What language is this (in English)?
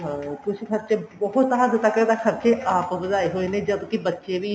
Punjabi